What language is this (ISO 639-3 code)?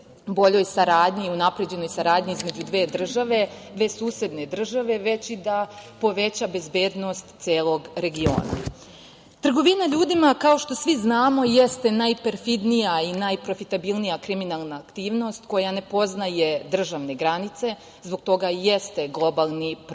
srp